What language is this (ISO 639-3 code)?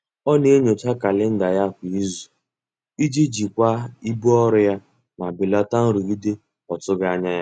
ibo